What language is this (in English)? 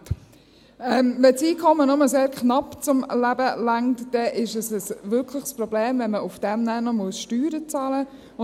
Swiss German